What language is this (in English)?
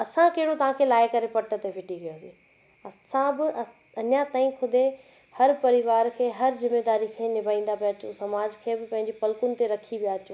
Sindhi